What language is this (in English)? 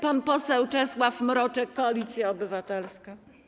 Polish